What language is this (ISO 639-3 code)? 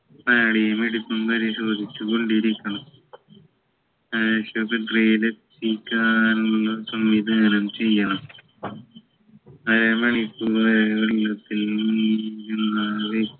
mal